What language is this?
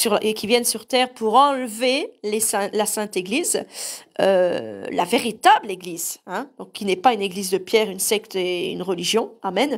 French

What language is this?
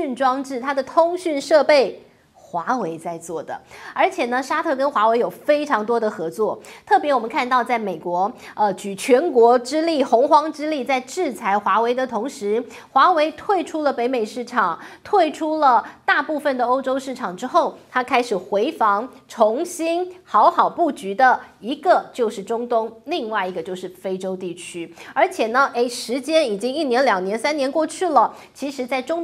Chinese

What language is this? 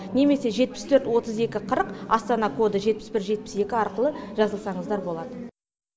Kazakh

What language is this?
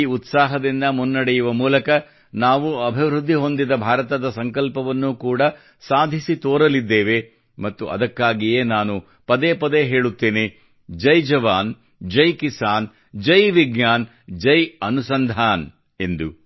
Kannada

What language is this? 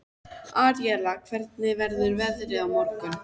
Icelandic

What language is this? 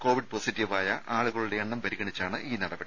Malayalam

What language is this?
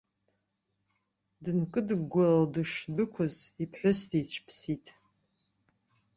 Abkhazian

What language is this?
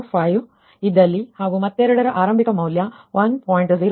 Kannada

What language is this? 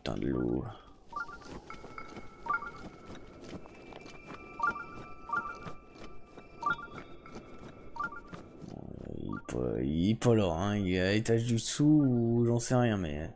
French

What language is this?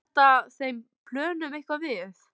Icelandic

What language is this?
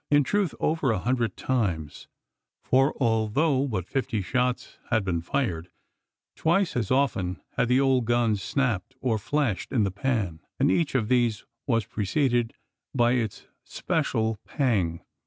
English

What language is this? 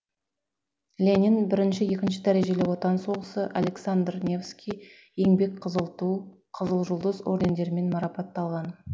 Kazakh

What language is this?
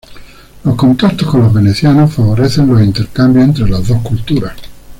Spanish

